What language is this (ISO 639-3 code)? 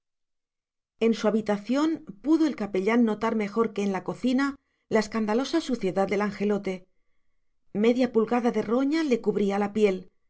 spa